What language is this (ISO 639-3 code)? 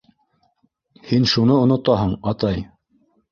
bak